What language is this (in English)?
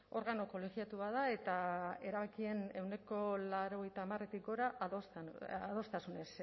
Basque